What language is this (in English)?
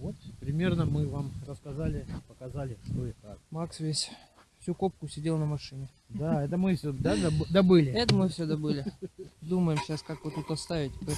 Russian